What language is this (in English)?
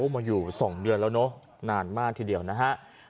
Thai